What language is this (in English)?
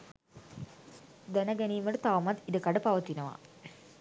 Sinhala